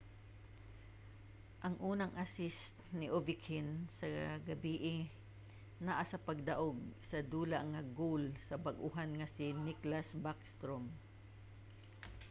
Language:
Cebuano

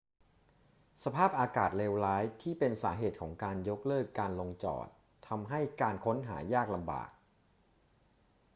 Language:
Thai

